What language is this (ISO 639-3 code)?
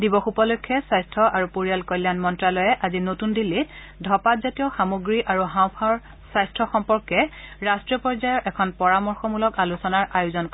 asm